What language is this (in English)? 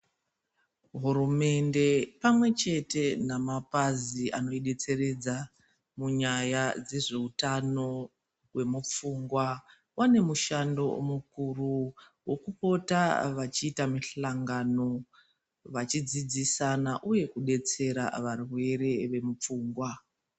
Ndau